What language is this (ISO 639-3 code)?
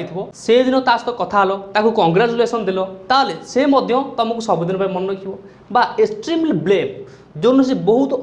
ori